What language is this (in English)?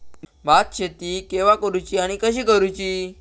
Marathi